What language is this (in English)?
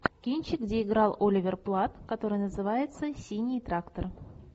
Russian